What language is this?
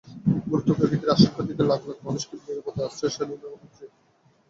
Bangla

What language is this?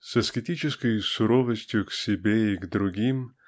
Russian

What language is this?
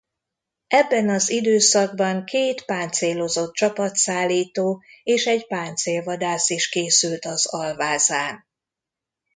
Hungarian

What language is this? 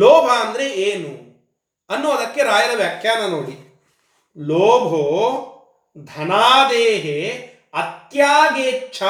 Kannada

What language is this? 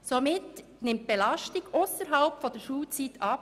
Swiss German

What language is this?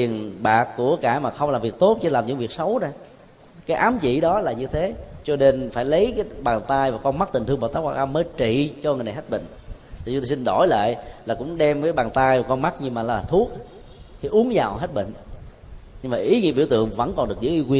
Vietnamese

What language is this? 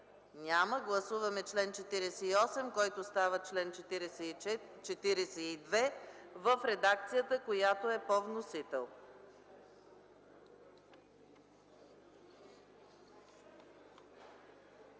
Bulgarian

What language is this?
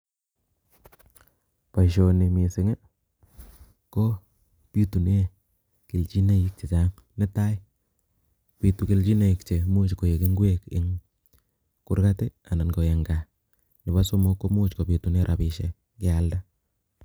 Kalenjin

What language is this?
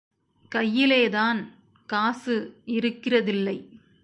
Tamil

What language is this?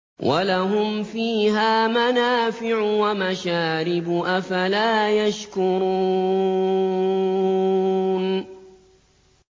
Arabic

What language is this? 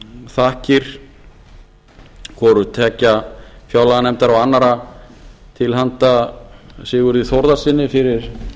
Icelandic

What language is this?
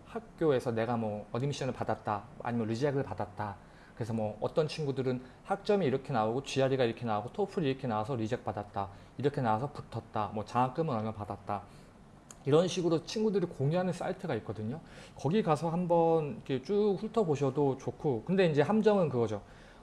Korean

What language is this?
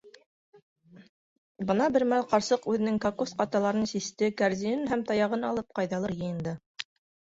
Bashkir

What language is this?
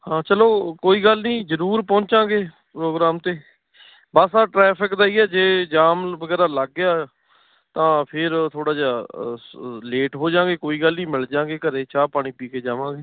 Punjabi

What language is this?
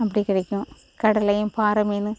Tamil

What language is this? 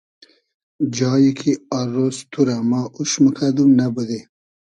Hazaragi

